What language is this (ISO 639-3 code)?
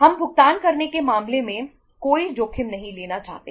hin